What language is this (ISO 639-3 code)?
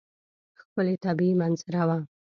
pus